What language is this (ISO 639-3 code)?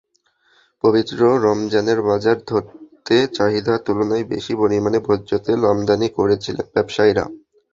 ben